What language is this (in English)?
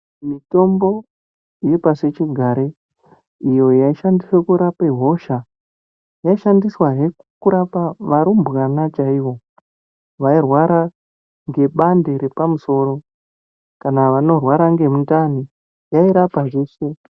Ndau